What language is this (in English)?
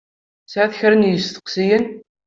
Kabyle